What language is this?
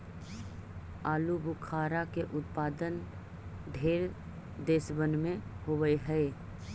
Magahi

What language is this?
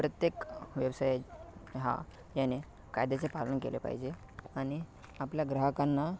Marathi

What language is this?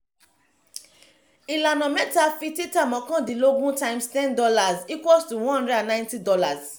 Yoruba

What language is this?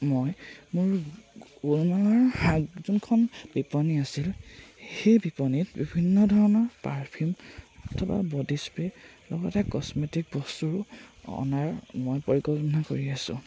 Assamese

